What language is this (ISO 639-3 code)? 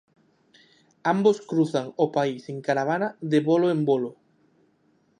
glg